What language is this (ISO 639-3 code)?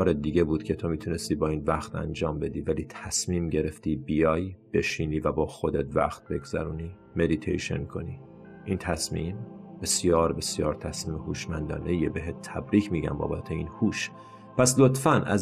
fas